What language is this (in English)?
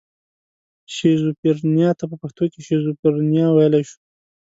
Pashto